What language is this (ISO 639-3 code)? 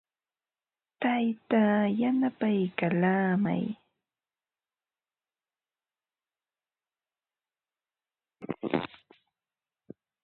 qva